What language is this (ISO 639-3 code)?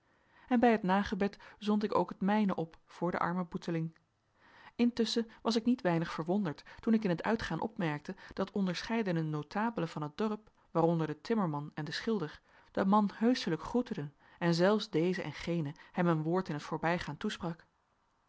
nld